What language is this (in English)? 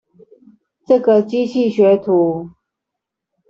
Chinese